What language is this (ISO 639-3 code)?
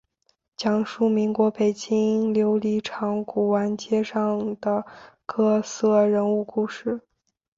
zho